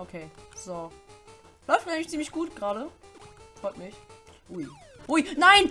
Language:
German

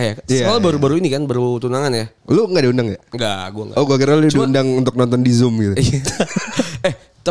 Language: Indonesian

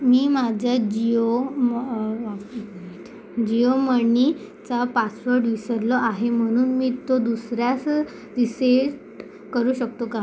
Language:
Marathi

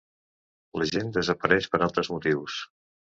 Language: Catalan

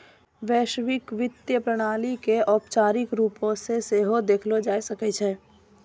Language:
Maithili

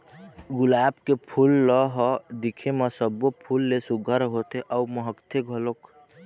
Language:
Chhattisgarhi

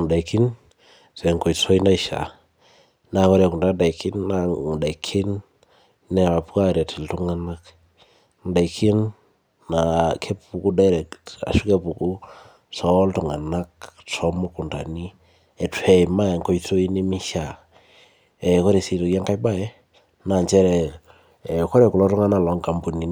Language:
Masai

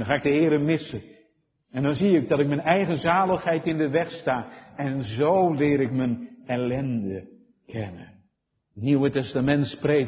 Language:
Dutch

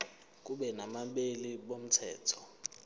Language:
Zulu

